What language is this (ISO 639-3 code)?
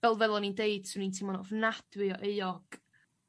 cym